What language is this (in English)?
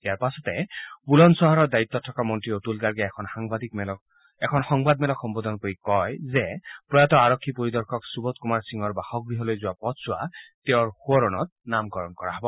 Assamese